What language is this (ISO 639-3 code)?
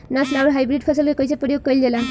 bho